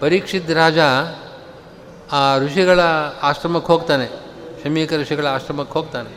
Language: Kannada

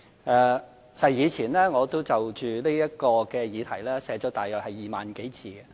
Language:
Cantonese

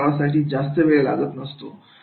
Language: Marathi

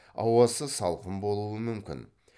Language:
Kazakh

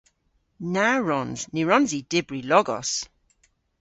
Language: Cornish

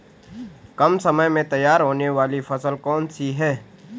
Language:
Hindi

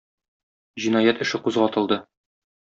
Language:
Tatar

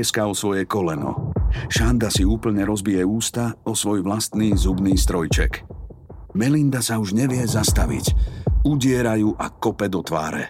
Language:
Slovak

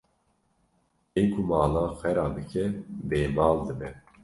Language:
Kurdish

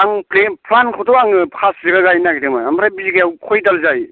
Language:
Bodo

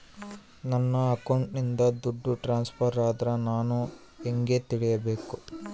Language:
Kannada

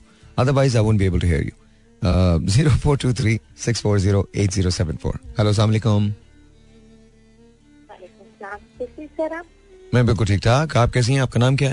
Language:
Hindi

